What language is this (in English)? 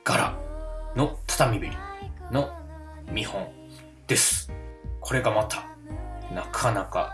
Japanese